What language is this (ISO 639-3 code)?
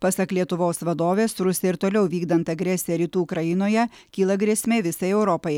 lit